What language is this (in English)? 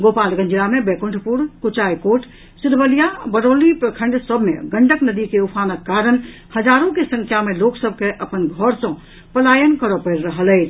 Maithili